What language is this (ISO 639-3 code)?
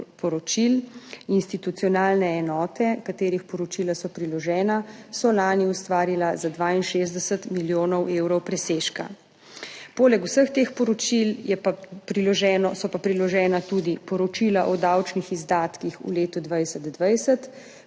slv